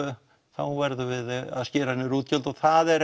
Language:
Icelandic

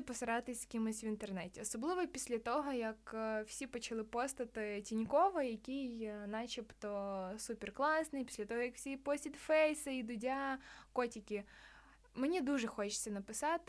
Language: Ukrainian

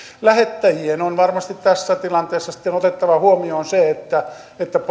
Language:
Finnish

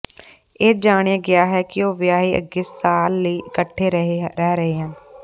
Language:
Punjabi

